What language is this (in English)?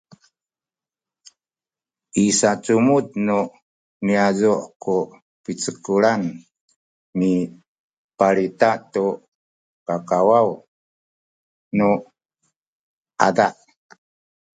Sakizaya